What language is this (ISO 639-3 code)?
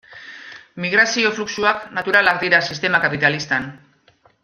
eus